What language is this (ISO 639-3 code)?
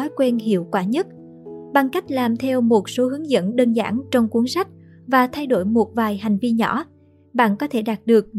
vie